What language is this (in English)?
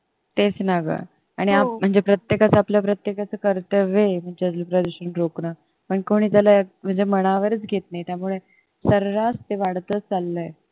Marathi